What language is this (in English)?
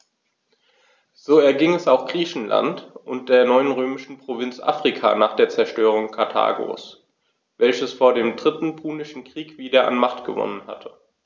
German